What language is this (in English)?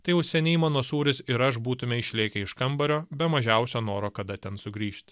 Lithuanian